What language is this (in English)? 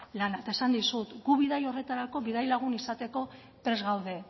Basque